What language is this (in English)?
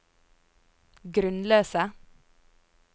Norwegian